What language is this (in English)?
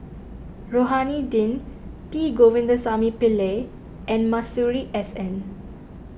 English